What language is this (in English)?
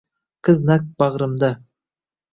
Uzbek